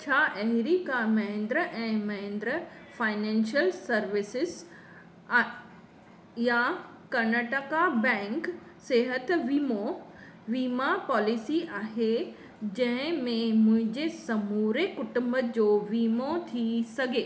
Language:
Sindhi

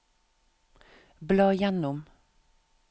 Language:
Norwegian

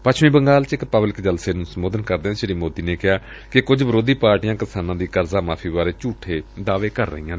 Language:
Punjabi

